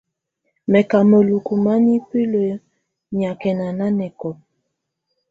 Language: Tunen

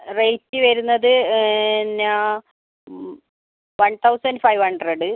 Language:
Malayalam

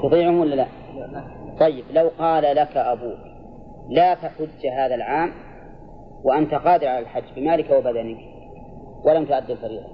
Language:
Arabic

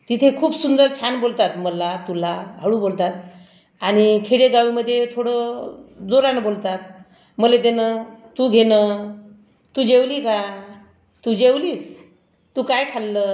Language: Marathi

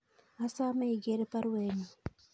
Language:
Kalenjin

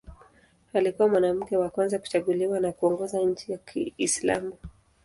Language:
Swahili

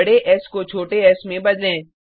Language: Hindi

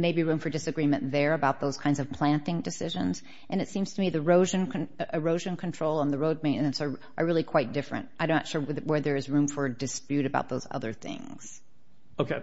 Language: English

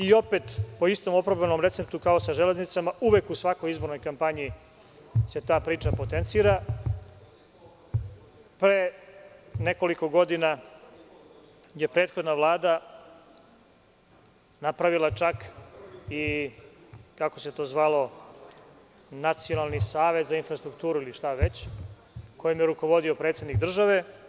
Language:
Serbian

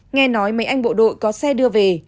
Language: Vietnamese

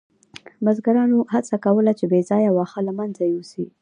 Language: Pashto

